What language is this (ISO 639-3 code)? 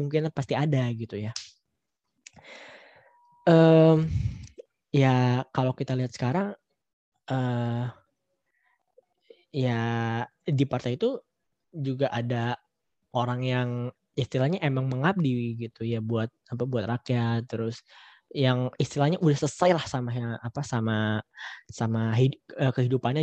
ind